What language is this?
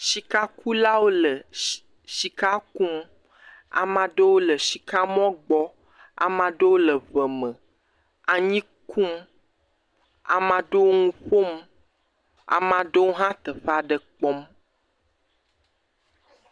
Ewe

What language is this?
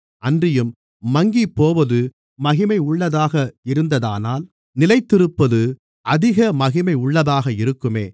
Tamil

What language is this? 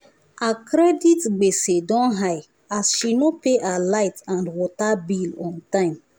Nigerian Pidgin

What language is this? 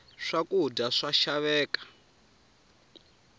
Tsonga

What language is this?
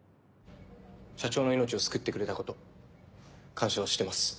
Japanese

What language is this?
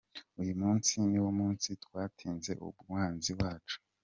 Kinyarwanda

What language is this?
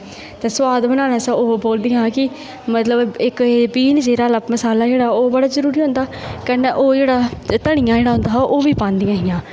Dogri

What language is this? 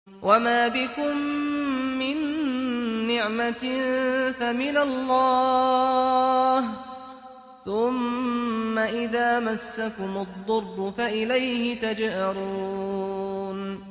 Arabic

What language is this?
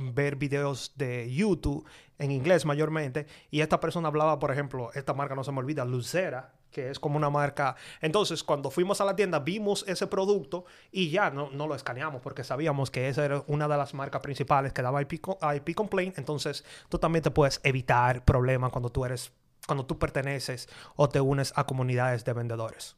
Spanish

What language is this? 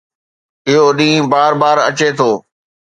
Sindhi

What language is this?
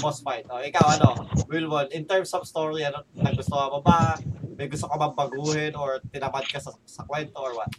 Filipino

